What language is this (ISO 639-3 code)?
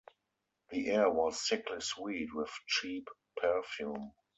eng